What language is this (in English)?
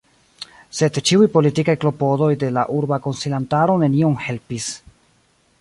Esperanto